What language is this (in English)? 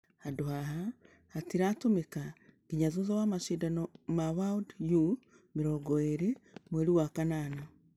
Kikuyu